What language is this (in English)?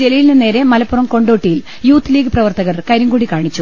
Malayalam